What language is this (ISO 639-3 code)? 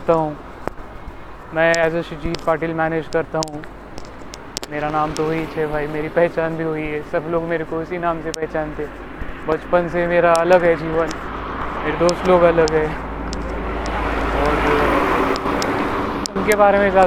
mar